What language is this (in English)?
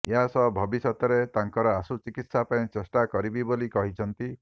Odia